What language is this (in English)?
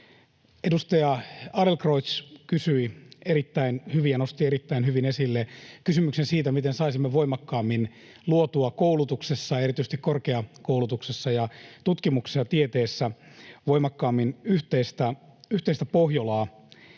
Finnish